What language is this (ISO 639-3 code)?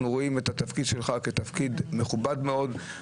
heb